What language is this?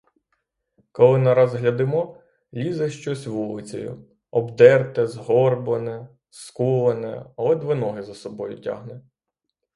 Ukrainian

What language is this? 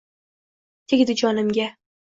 Uzbek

